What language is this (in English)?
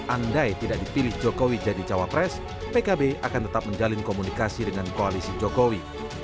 Indonesian